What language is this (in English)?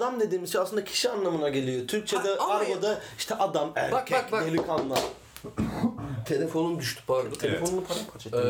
Turkish